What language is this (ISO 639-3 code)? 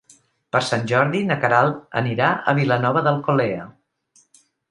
cat